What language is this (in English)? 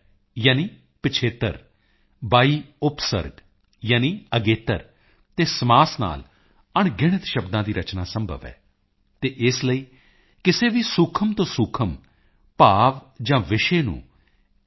Punjabi